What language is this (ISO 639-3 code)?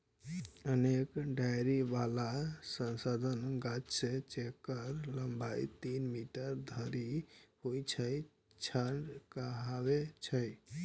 mai